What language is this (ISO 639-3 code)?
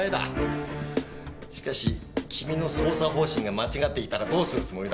jpn